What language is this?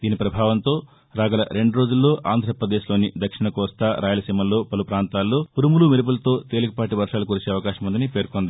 Telugu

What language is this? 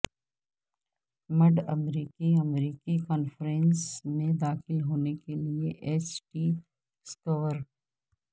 Urdu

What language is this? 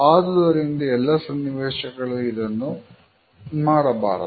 Kannada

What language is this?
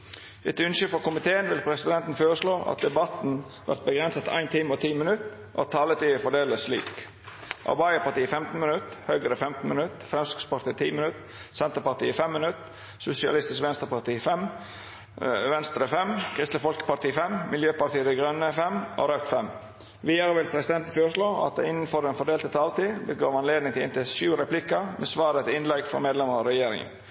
Norwegian Nynorsk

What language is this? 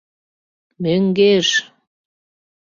Mari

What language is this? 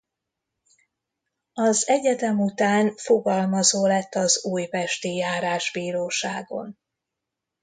Hungarian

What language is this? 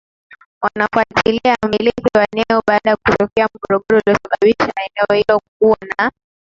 Swahili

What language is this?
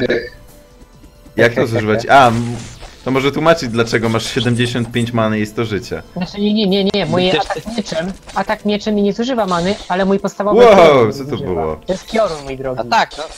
Polish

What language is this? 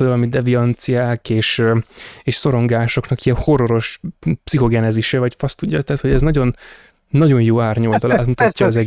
Hungarian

